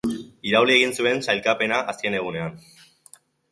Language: Basque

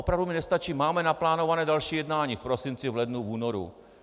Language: Czech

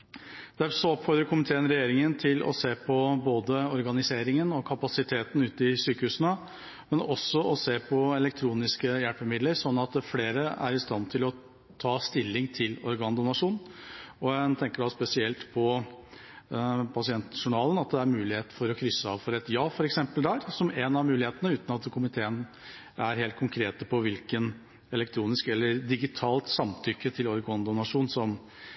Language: Norwegian Bokmål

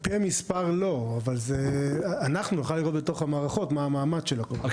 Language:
Hebrew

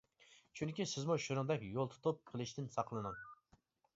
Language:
Uyghur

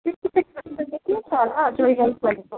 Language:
Nepali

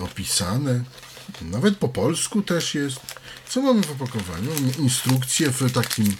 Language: Polish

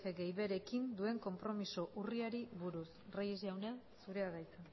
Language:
Basque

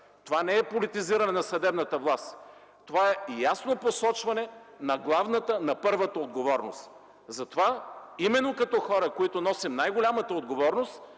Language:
Bulgarian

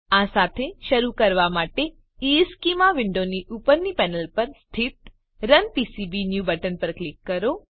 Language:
Gujarati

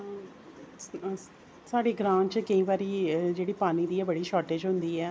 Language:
Dogri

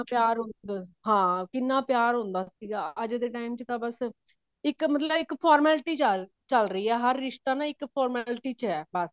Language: Punjabi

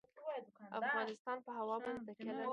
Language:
Pashto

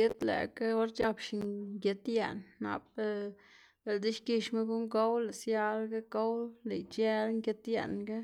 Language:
Xanaguía Zapotec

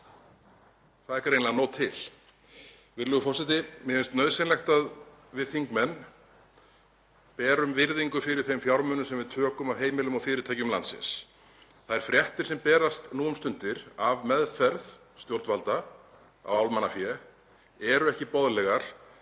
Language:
Icelandic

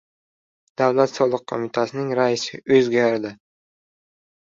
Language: Uzbek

